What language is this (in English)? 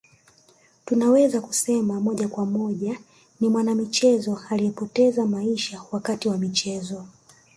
Swahili